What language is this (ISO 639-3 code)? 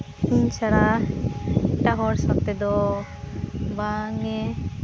sat